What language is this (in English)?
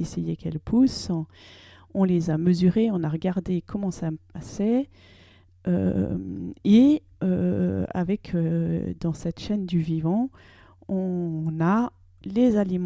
French